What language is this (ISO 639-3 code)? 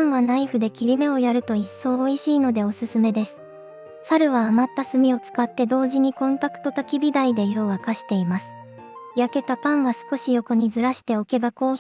jpn